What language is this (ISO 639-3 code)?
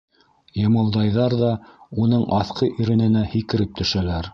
bak